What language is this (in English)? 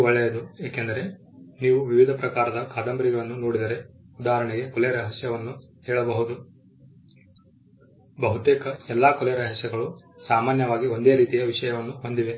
Kannada